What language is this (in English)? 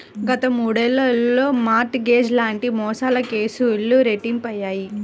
Telugu